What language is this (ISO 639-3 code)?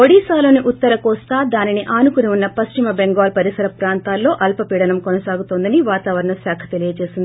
tel